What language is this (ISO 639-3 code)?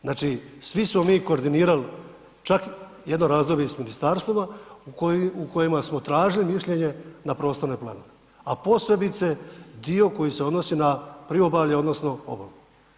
hrv